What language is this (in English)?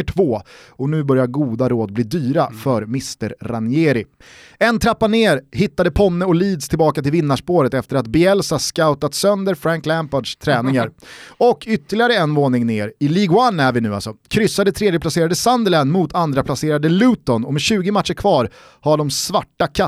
Swedish